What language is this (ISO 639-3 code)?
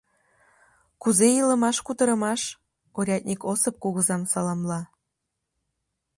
chm